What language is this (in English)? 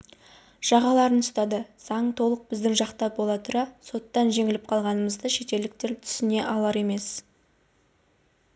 Kazakh